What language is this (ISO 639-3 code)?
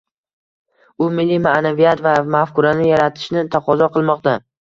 uzb